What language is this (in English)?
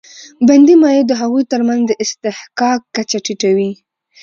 Pashto